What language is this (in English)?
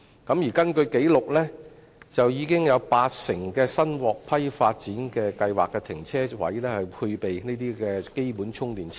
Cantonese